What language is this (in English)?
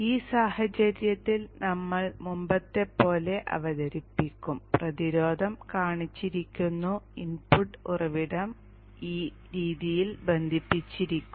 Malayalam